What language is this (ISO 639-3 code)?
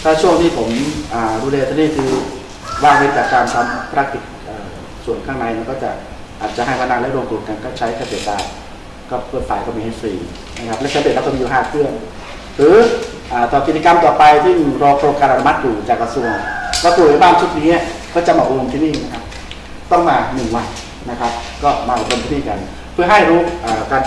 tha